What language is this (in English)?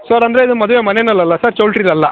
Kannada